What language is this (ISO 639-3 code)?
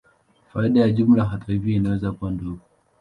swa